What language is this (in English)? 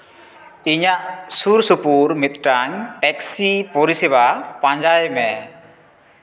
Santali